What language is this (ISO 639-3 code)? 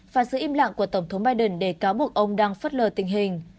vie